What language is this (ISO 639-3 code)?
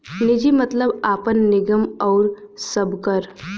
bho